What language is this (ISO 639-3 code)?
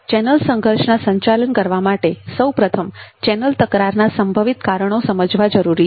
guj